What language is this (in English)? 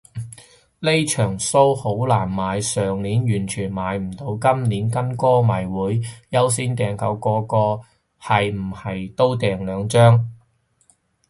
Cantonese